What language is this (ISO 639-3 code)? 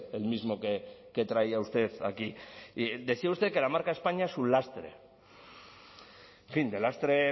spa